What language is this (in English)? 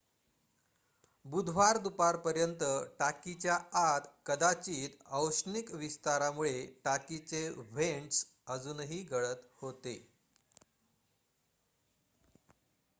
Marathi